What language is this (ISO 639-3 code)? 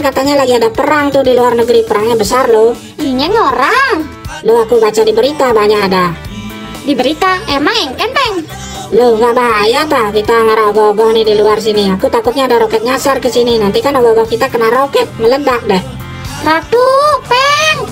ind